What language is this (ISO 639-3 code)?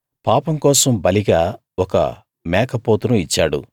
tel